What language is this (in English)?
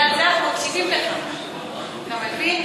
Hebrew